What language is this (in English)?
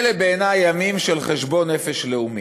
Hebrew